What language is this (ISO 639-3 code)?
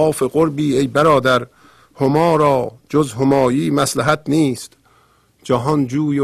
fas